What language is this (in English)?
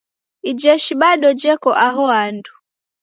Taita